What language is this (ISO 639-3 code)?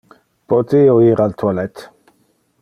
ina